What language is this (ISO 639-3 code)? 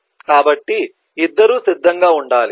tel